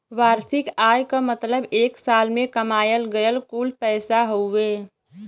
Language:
Bhojpuri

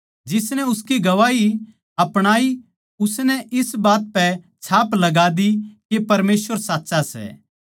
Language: Haryanvi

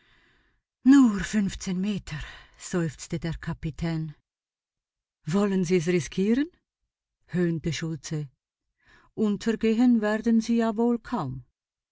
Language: German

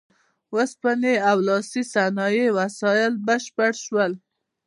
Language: Pashto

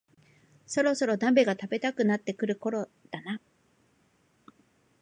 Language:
Japanese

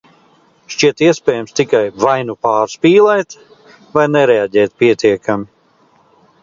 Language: Latvian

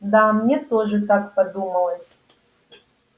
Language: Russian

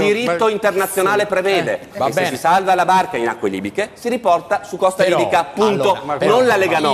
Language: Italian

